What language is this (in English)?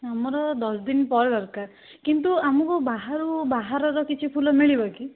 Odia